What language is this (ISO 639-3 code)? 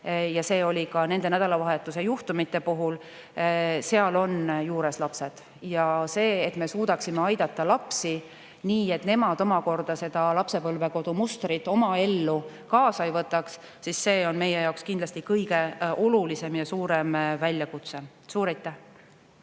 est